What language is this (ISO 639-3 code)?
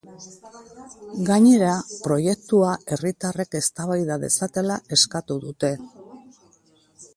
eus